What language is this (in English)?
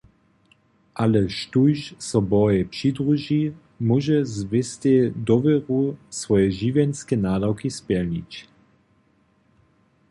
Upper Sorbian